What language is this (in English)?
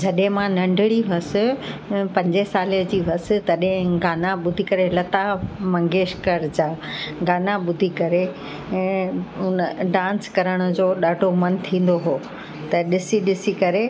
Sindhi